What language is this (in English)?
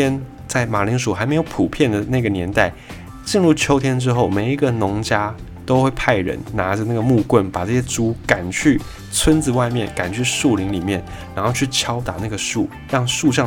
Chinese